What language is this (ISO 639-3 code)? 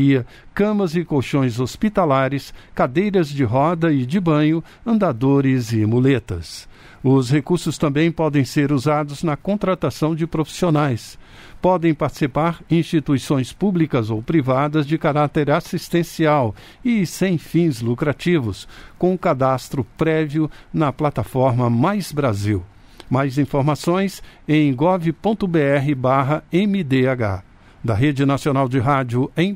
por